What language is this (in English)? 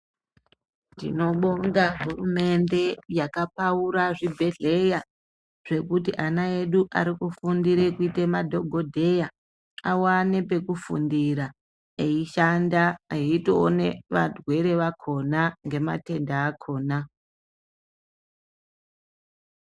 Ndau